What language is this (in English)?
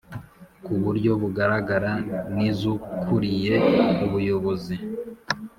Kinyarwanda